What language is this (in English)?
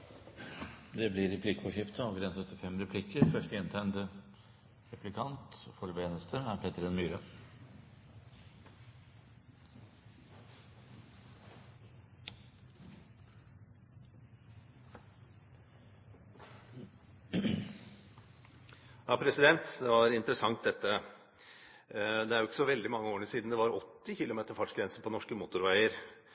Norwegian